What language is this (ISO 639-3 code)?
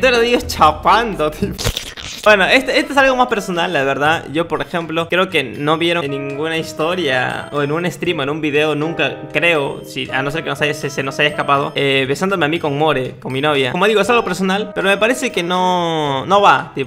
spa